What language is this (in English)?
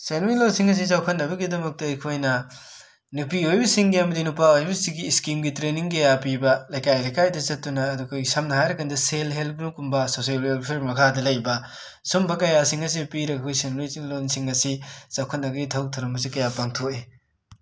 Manipuri